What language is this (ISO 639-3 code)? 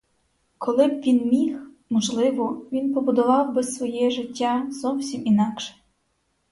ukr